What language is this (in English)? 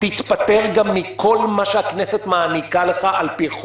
Hebrew